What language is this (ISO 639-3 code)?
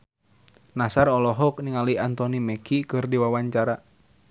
sun